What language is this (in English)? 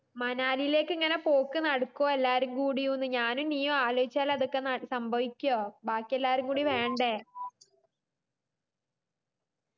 Malayalam